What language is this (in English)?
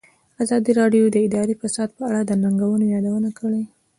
Pashto